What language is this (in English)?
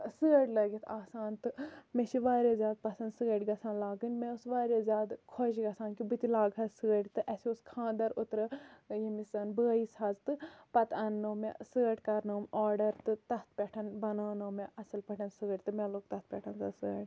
Kashmiri